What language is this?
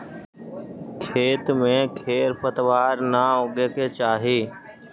Magahi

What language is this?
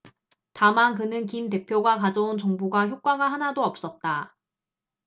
Korean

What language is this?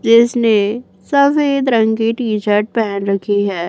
Hindi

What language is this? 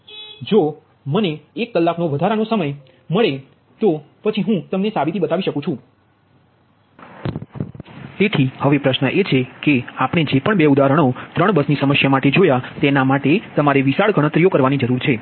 Gujarati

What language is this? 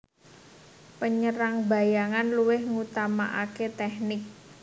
Javanese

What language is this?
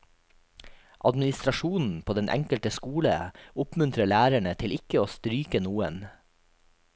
Norwegian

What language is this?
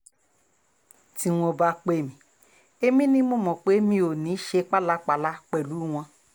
Yoruba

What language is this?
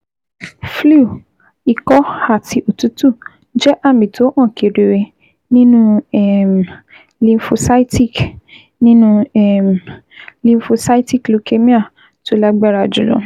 Yoruba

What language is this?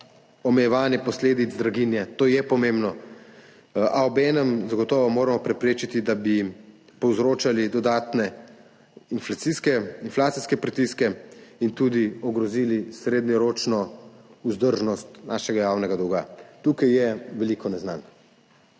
Slovenian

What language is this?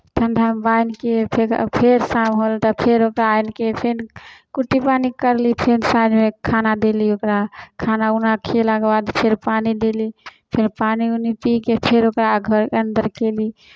Maithili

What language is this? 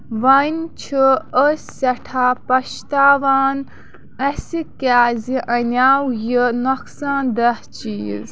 Kashmiri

